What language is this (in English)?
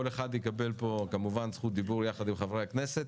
Hebrew